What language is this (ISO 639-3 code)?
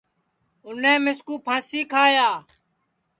ssi